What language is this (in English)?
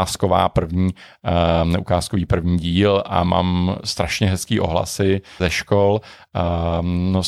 Czech